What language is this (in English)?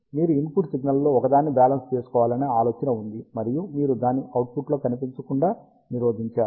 Telugu